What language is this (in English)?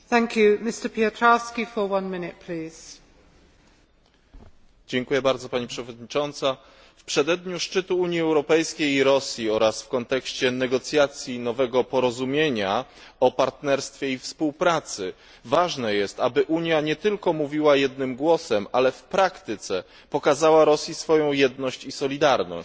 Polish